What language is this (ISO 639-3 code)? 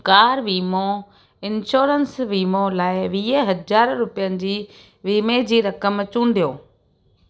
snd